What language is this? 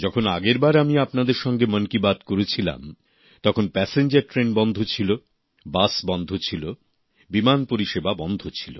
Bangla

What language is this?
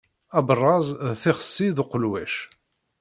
Kabyle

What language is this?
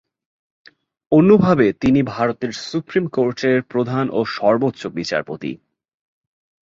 Bangla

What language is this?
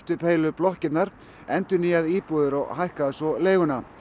Icelandic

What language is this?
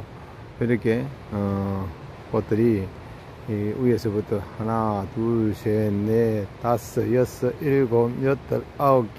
Korean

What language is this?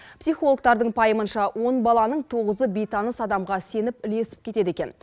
Kazakh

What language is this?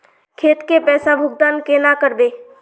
Magahi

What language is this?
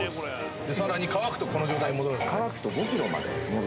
Japanese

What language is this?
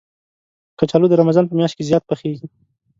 Pashto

